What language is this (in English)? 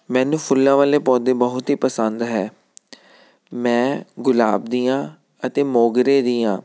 Punjabi